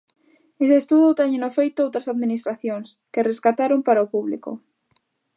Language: Galician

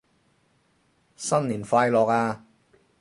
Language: Cantonese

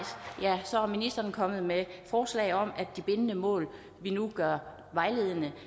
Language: Danish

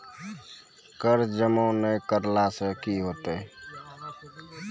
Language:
Maithili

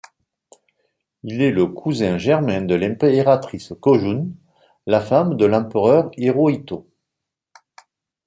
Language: French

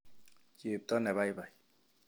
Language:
Kalenjin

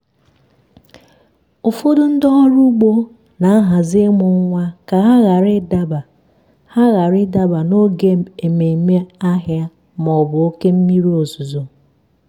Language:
Igbo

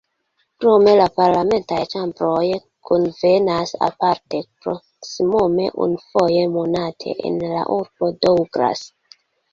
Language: Esperanto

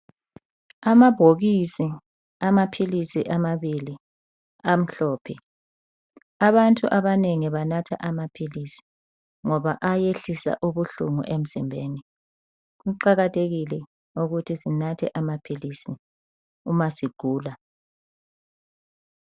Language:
North Ndebele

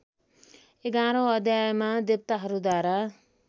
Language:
Nepali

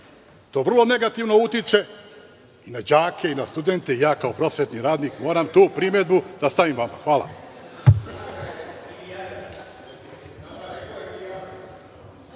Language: Serbian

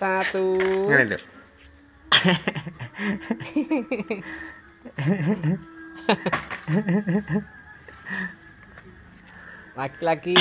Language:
Indonesian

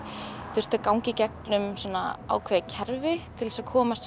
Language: Icelandic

